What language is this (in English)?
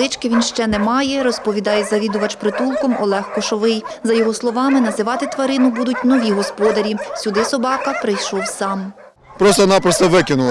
Ukrainian